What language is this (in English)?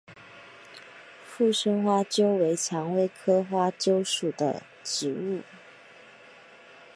Chinese